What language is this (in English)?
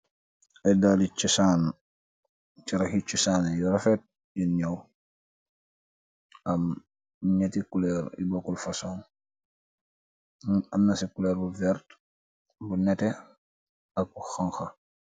Wolof